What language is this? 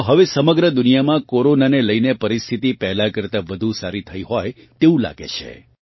Gujarati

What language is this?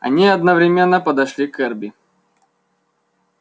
Russian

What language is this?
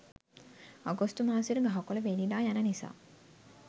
Sinhala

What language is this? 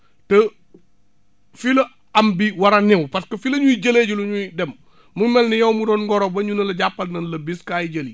Wolof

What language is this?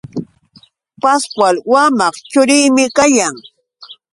Yauyos Quechua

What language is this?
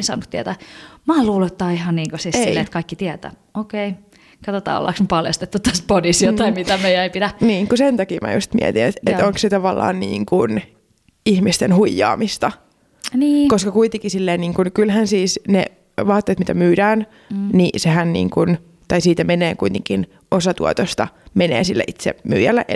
Finnish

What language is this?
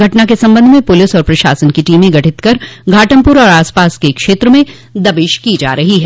Hindi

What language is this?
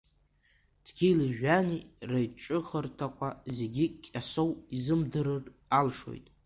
Abkhazian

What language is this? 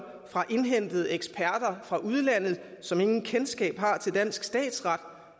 Danish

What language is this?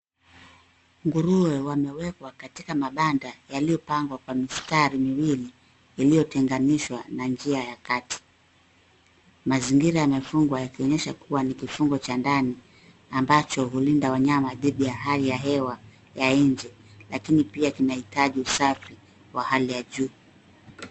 Swahili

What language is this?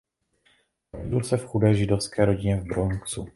Czech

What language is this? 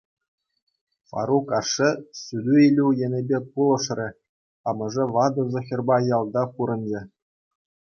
Chuvash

